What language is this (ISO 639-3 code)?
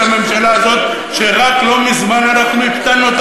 heb